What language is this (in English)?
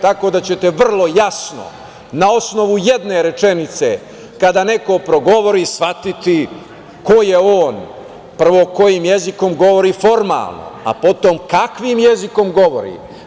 Serbian